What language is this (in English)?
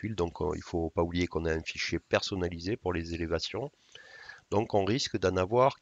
French